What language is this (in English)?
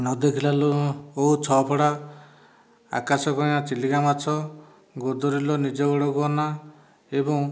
Odia